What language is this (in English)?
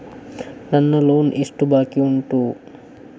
Kannada